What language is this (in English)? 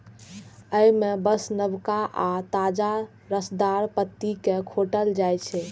Maithili